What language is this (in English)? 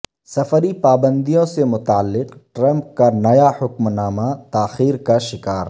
Urdu